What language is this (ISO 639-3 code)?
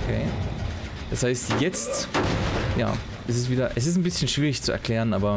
deu